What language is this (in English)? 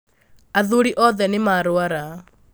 Kikuyu